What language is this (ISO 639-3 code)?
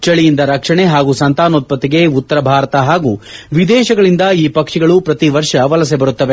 kan